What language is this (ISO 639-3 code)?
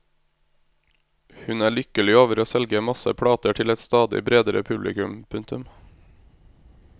nor